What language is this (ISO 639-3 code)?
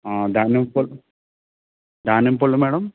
tel